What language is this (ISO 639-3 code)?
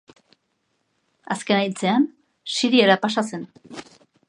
eus